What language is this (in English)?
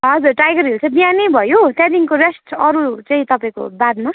Nepali